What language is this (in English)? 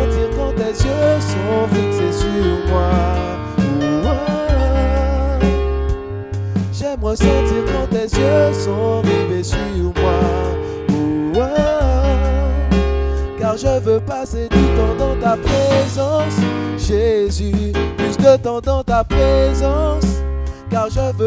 French